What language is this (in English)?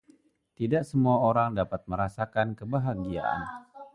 Indonesian